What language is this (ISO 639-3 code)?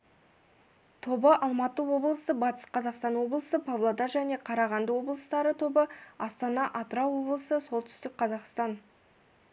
kaz